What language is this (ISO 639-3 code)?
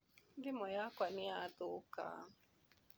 kik